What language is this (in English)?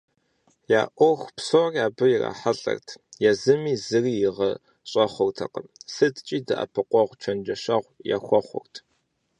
Kabardian